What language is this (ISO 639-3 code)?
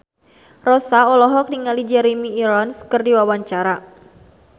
sun